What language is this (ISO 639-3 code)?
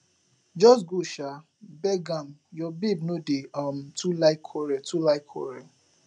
pcm